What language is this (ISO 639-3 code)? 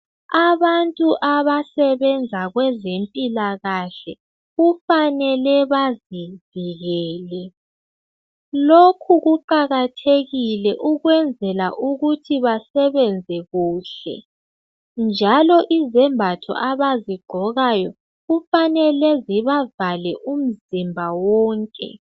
nde